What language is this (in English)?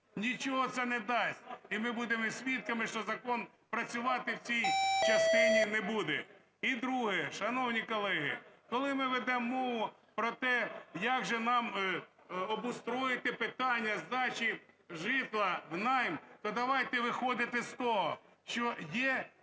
Ukrainian